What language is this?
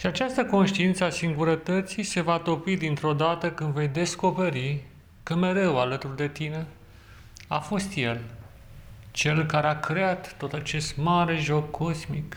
Romanian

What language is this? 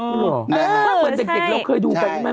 Thai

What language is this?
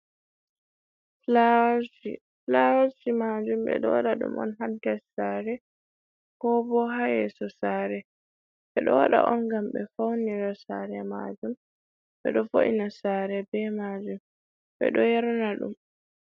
Fula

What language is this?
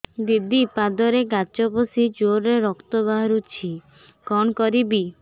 Odia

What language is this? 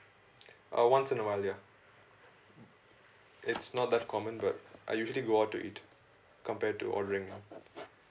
English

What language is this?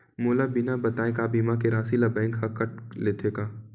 Chhattisgarhi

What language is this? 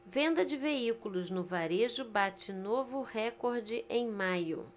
Portuguese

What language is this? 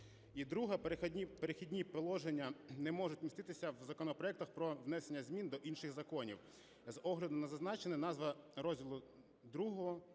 Ukrainian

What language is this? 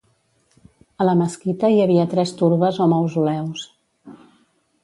Catalan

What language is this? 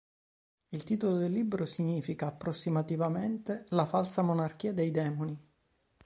Italian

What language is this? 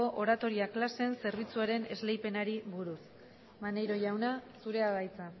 Basque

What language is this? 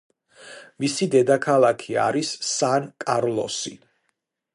Georgian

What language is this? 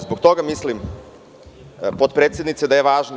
Serbian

